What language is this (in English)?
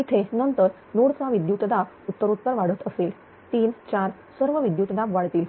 Marathi